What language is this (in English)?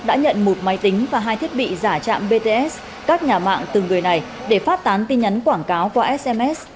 Vietnamese